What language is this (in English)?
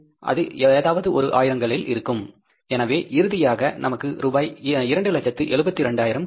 Tamil